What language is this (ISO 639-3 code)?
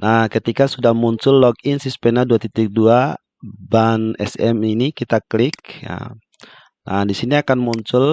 ind